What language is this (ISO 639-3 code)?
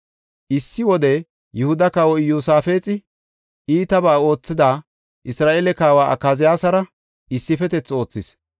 gof